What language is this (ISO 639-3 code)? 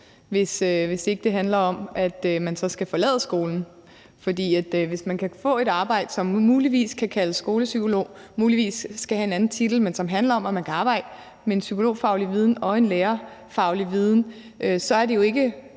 dan